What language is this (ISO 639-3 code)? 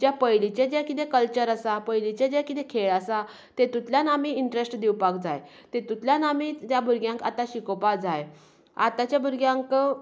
kok